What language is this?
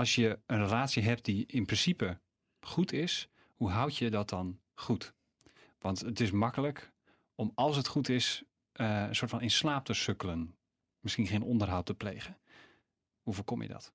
Dutch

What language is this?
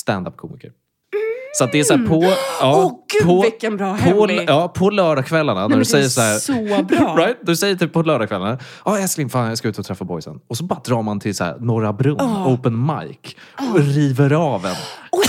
Swedish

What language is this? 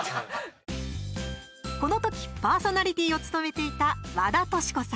Japanese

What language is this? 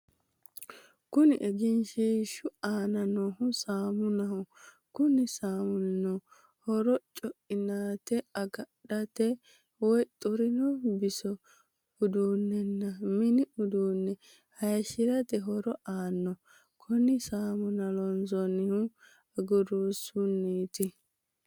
Sidamo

